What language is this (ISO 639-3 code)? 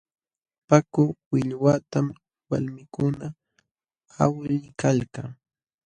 qxw